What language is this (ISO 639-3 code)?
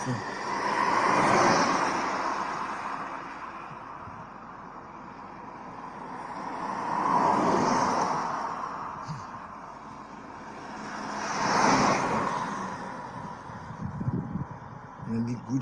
fra